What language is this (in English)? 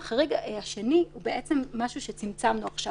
Hebrew